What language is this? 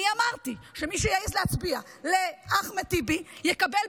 Hebrew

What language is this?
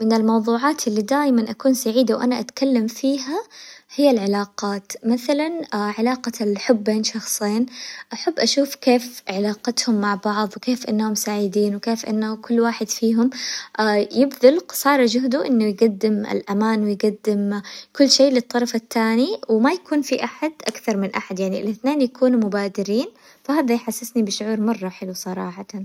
Hijazi Arabic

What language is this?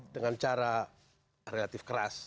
Indonesian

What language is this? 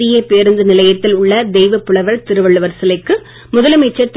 Tamil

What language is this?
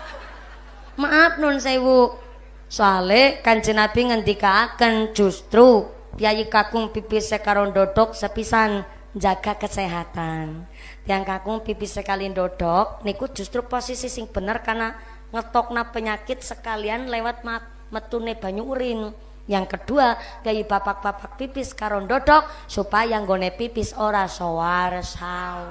Indonesian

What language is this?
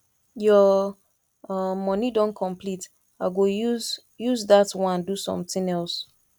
Nigerian Pidgin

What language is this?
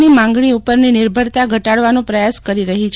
Gujarati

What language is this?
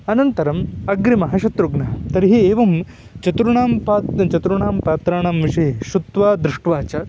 Sanskrit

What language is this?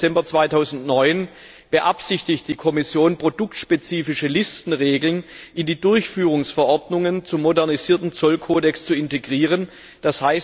German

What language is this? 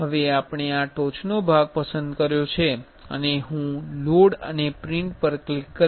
Gujarati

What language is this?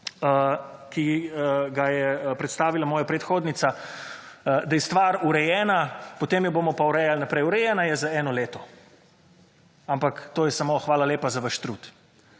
Slovenian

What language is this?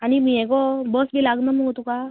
Konkani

